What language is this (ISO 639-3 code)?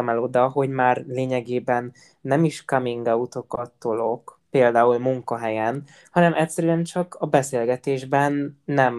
hun